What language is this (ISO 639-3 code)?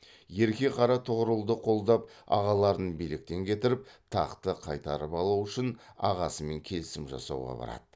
kaz